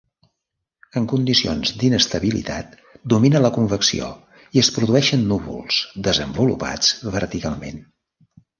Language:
Catalan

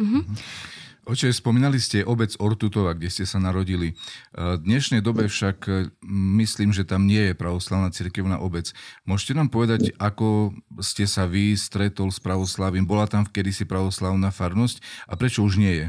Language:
Slovak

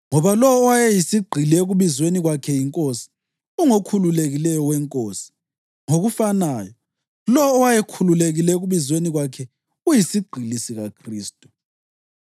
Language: North Ndebele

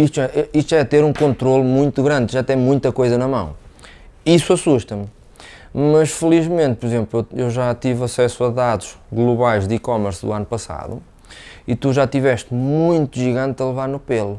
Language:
Portuguese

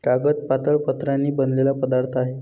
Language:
Marathi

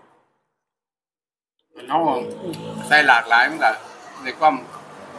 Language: Thai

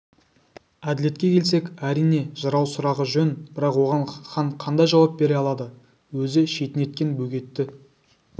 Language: Kazakh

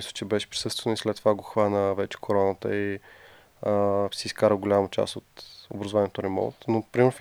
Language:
Bulgarian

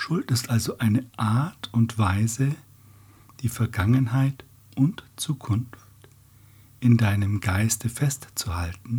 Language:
German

